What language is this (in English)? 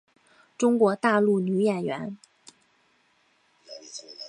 Chinese